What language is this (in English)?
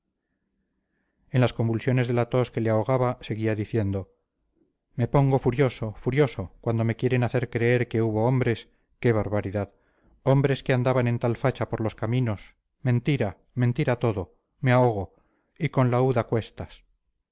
Spanish